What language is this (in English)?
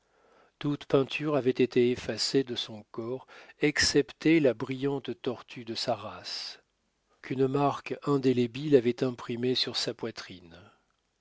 French